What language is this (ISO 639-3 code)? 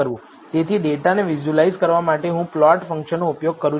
guj